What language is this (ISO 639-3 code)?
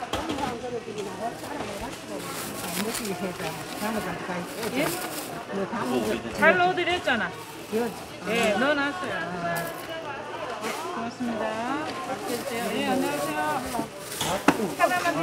kor